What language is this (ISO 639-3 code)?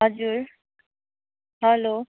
nep